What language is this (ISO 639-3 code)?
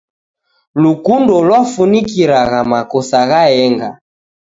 dav